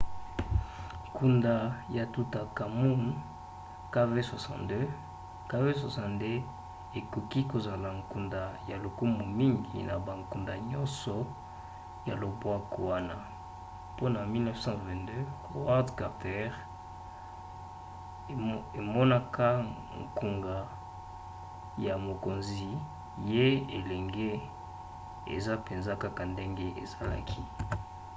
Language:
Lingala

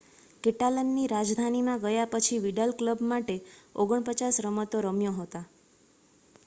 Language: Gujarati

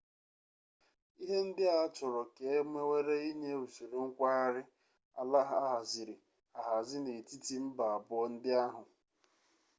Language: Igbo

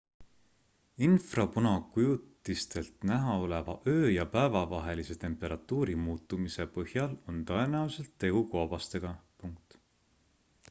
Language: Estonian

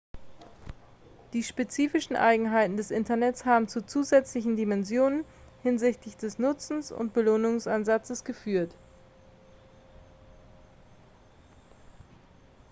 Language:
German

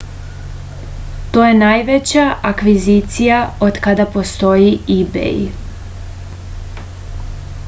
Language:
Serbian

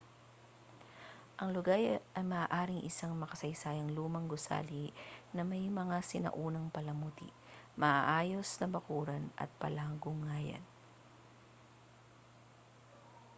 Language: Filipino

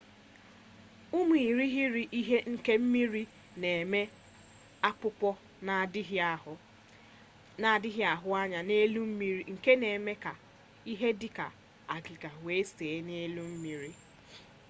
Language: Igbo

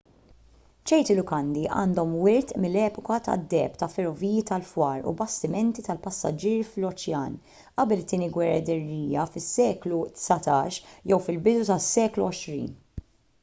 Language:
Maltese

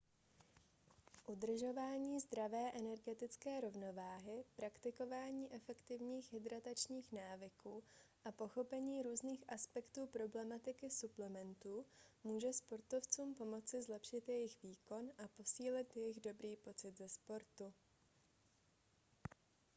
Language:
Czech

